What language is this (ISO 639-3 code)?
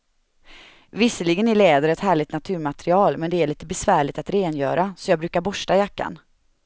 swe